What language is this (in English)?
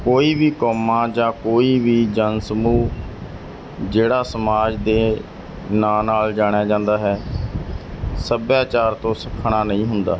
Punjabi